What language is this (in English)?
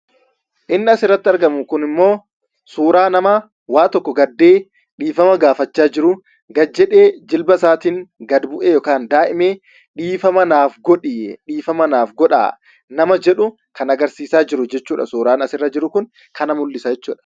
Oromo